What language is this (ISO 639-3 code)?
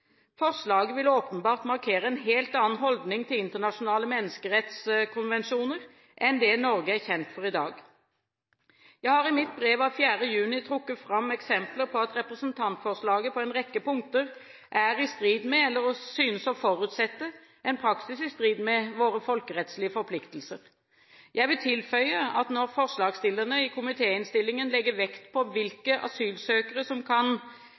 nob